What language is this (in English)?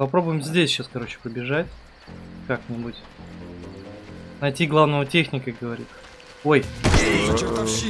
Russian